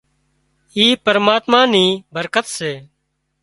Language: Wadiyara Koli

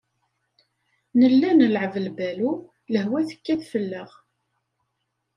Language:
Kabyle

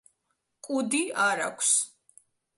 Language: Georgian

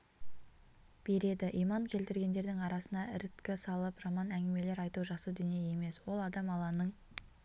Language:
Kazakh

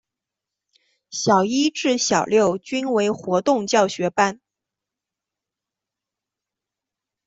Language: Chinese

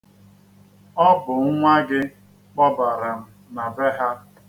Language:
Igbo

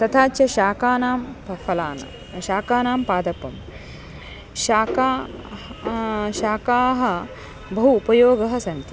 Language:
Sanskrit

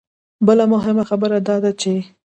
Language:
Pashto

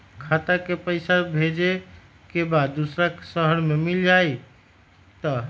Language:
Magahi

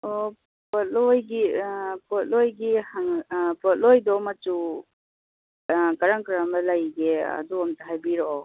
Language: Manipuri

